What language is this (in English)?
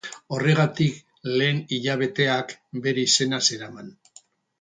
Basque